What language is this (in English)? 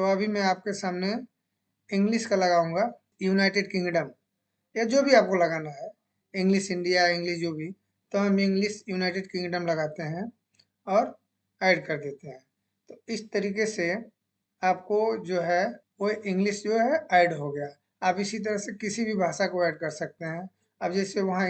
Hindi